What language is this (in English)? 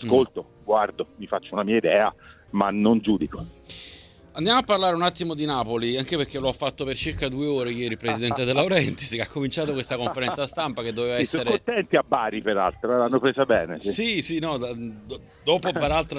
Italian